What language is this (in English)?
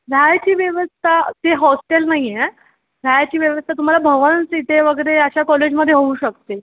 Marathi